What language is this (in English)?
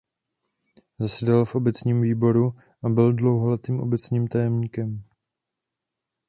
Czech